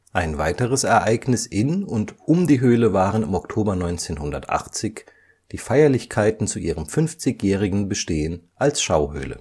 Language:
German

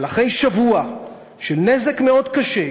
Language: Hebrew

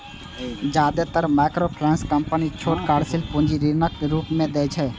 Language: Maithili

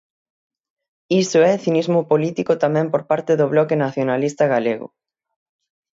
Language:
Galician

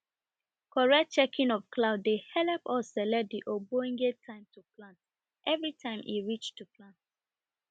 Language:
Nigerian Pidgin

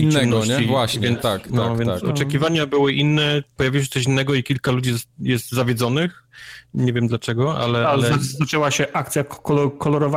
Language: Polish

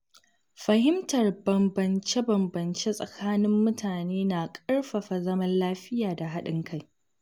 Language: Hausa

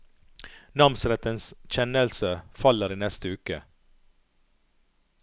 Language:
Norwegian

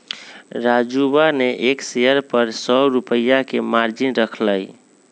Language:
Magahi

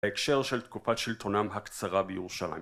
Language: Hebrew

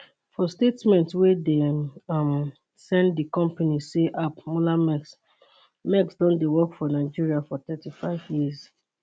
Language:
Nigerian Pidgin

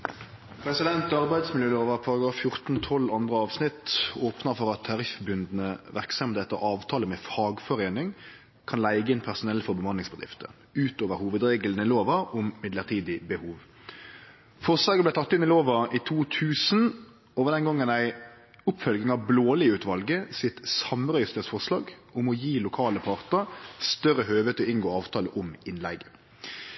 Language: Norwegian Nynorsk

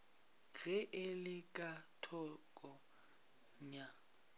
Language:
Northern Sotho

